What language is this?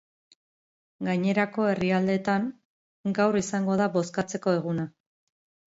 Basque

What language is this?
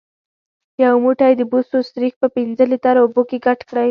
Pashto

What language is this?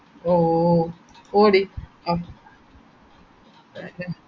Malayalam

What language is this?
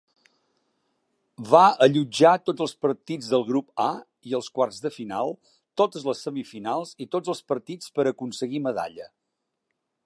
Catalan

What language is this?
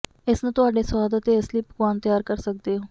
Punjabi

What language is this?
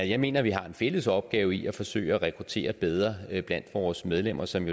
Danish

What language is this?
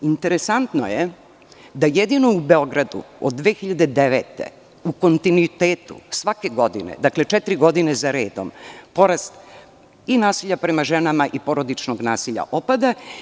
Serbian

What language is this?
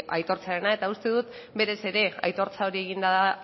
Basque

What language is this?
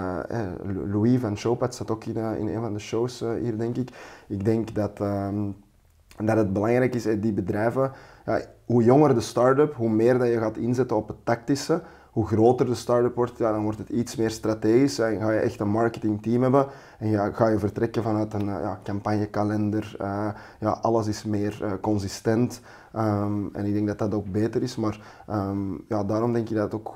Dutch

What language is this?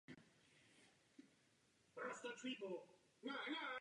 Czech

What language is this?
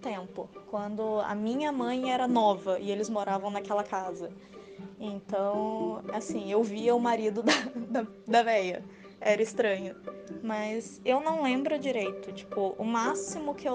Portuguese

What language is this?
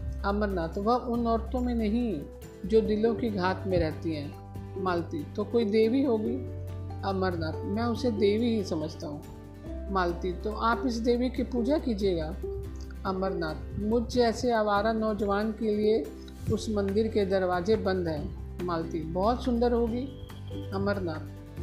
Hindi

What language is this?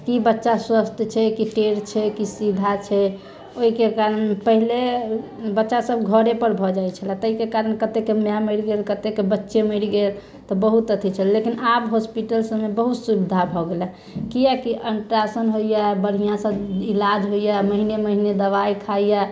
Maithili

